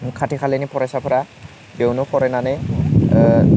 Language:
Bodo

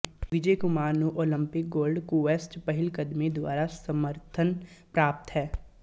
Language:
Punjabi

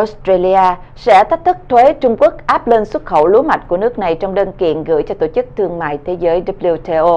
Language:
Vietnamese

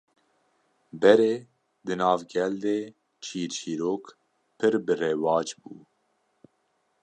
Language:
Kurdish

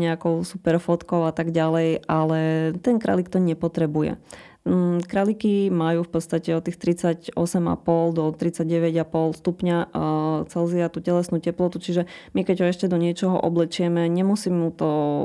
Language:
Slovak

